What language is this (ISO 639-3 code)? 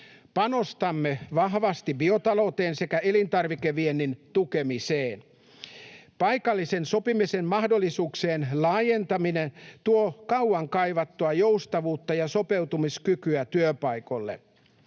fin